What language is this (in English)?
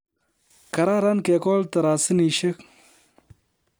Kalenjin